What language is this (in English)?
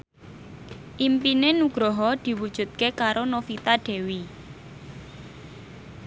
Javanese